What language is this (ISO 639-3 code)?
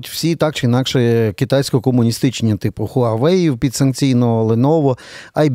ukr